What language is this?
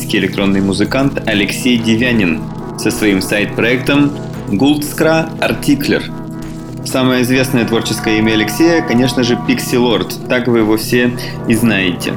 Russian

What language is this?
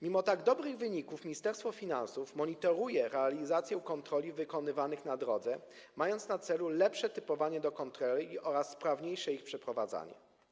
Polish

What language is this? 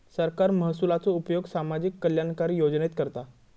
Marathi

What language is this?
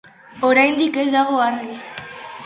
Basque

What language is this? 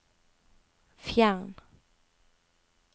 Norwegian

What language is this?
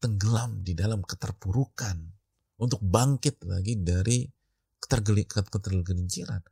Indonesian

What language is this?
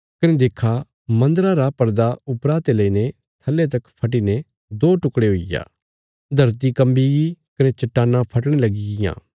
Bilaspuri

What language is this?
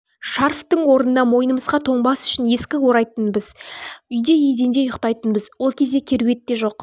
Kazakh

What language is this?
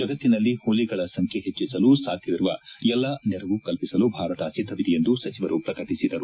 Kannada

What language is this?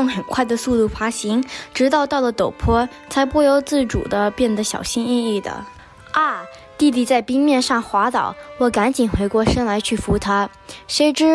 Chinese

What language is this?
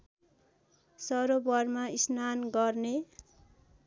Nepali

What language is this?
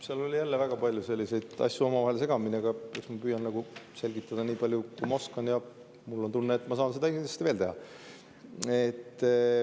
Estonian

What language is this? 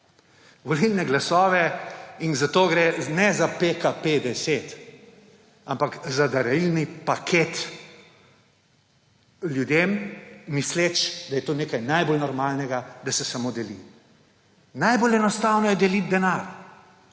Slovenian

